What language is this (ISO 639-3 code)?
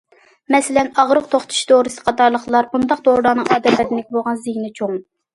uig